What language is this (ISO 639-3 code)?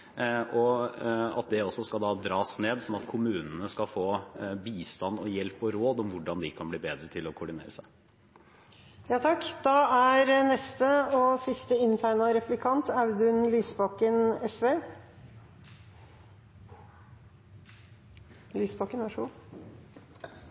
nob